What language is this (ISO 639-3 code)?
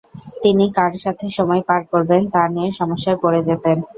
ben